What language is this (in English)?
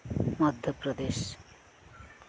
Santali